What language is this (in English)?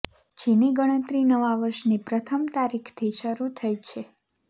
Gujarati